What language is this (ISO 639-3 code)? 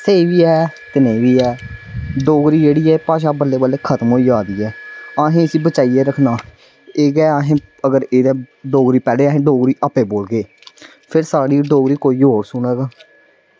doi